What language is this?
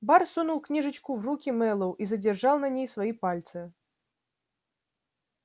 Russian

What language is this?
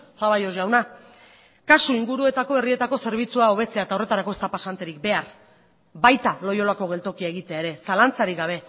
Basque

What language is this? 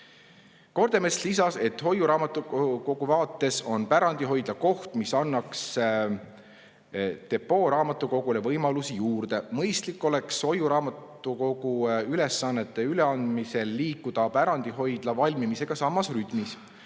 Estonian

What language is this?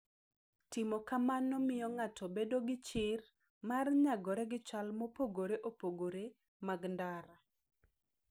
Luo (Kenya and Tanzania)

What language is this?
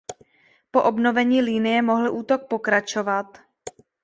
Czech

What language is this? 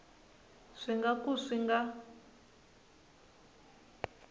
Tsonga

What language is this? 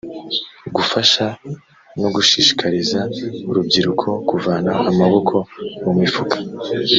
Kinyarwanda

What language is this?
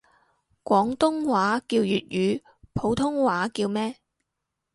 Cantonese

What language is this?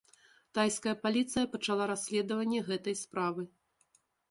Belarusian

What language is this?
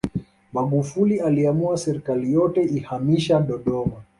Swahili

